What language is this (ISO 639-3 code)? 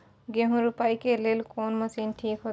mai